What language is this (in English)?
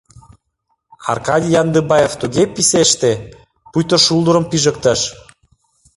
Mari